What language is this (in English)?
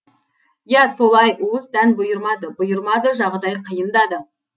Kazakh